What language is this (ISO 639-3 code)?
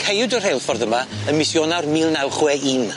cym